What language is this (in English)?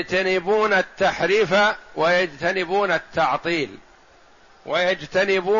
Arabic